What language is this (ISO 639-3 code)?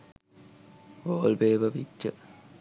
sin